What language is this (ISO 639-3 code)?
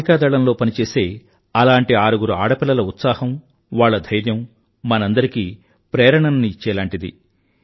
tel